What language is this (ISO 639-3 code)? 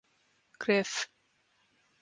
eng